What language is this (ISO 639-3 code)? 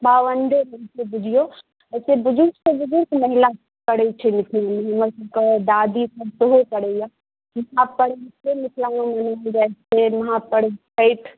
mai